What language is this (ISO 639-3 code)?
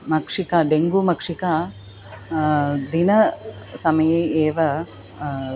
san